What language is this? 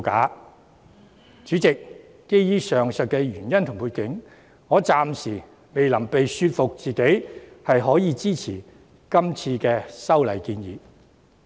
Cantonese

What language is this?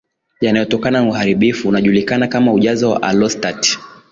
Swahili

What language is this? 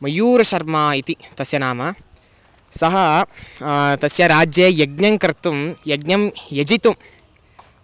Sanskrit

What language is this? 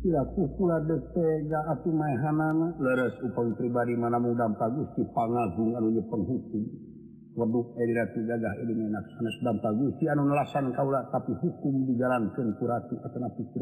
Indonesian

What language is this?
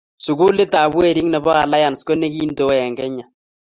Kalenjin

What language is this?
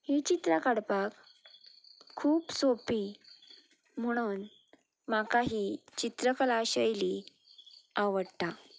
Konkani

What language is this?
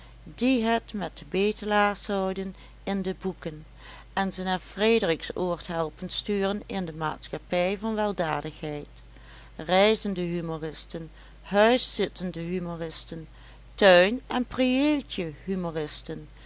Dutch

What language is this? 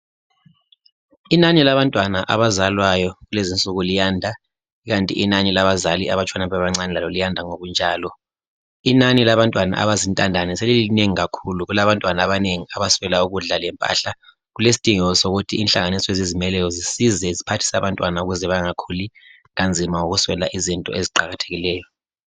North Ndebele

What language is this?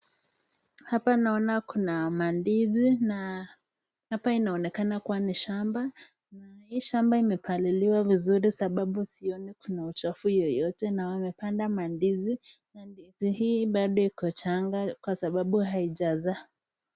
Swahili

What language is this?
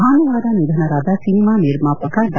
Kannada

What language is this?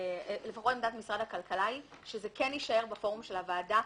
Hebrew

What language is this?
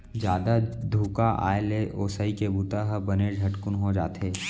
Chhattisgarhi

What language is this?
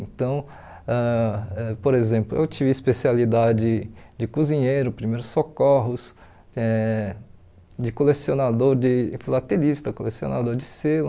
Portuguese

